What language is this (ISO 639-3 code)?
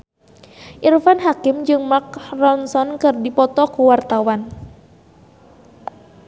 sun